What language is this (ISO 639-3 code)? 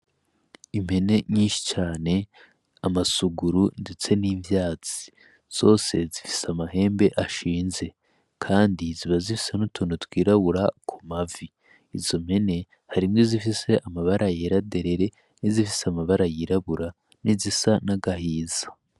run